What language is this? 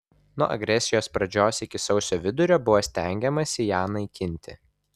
Lithuanian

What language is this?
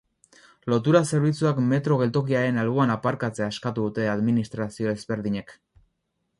Basque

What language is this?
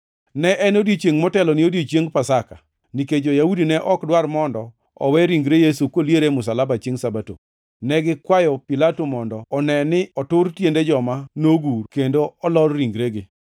Luo (Kenya and Tanzania)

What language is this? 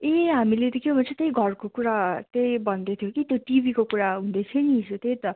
Nepali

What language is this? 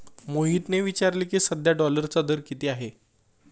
Marathi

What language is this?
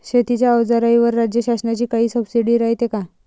Marathi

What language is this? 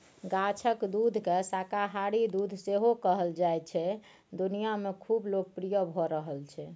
Maithili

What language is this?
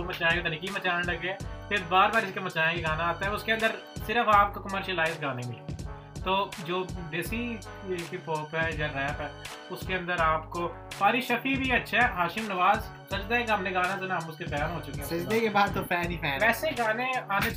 Urdu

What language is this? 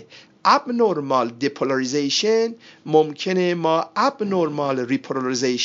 Persian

